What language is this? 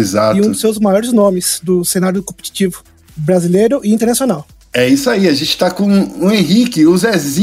Portuguese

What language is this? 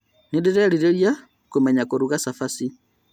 Kikuyu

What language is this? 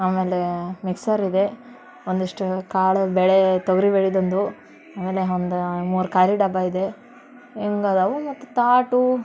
Kannada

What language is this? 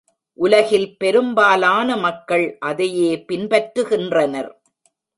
Tamil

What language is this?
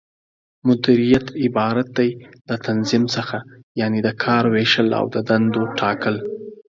Pashto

